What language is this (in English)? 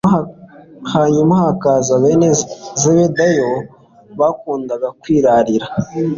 Kinyarwanda